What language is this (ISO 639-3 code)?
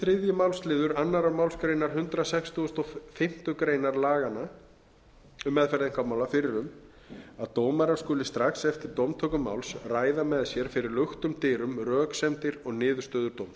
isl